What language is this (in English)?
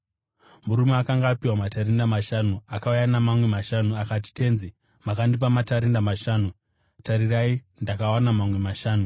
Shona